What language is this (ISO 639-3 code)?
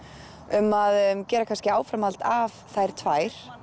isl